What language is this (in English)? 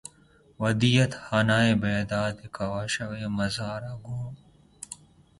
Urdu